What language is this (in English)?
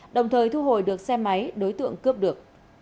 Vietnamese